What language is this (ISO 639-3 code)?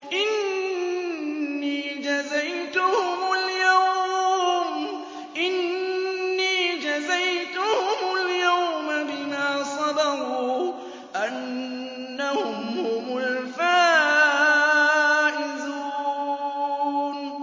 ara